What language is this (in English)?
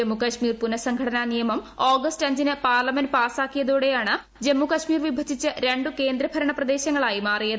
Malayalam